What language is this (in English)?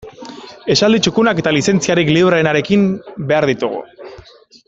Basque